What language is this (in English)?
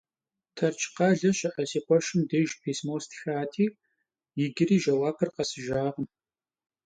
Kabardian